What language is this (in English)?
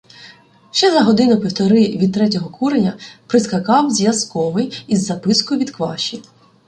Ukrainian